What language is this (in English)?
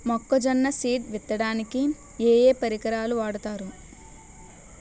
Telugu